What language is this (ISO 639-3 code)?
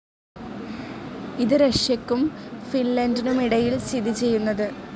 mal